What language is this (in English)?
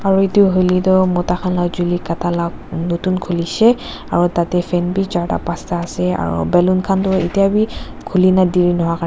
Naga Pidgin